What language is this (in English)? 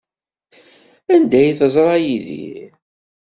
Kabyle